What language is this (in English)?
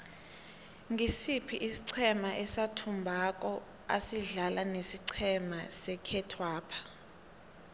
South Ndebele